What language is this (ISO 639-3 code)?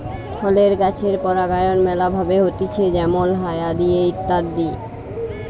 ben